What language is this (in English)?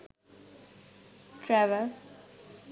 Sinhala